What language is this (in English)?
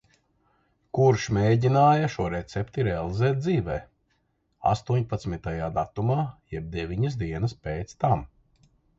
Latvian